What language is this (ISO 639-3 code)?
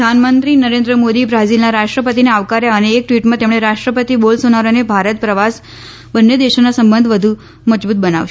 guj